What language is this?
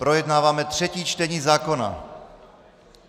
Czech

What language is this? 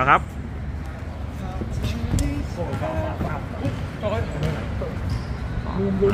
Thai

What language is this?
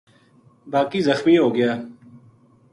Gujari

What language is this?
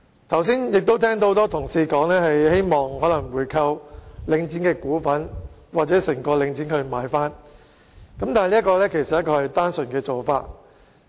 Cantonese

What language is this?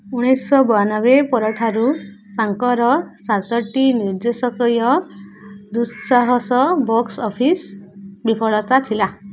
Odia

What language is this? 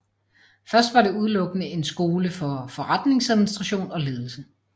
Danish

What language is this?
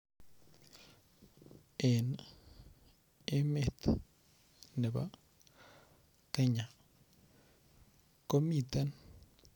Kalenjin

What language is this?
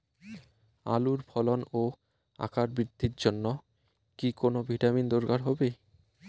Bangla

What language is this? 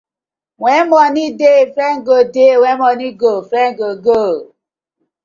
Nigerian Pidgin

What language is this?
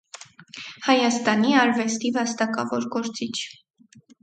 Armenian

